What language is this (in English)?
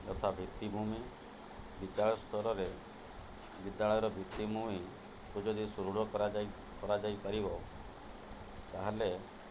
Odia